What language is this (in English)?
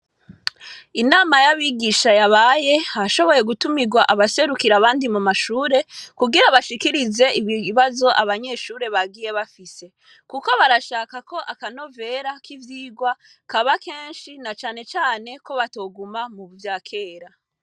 Rundi